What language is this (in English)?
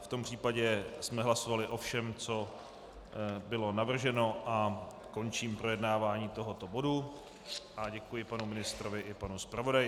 Czech